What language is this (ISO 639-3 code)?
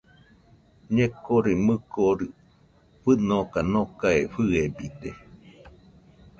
hux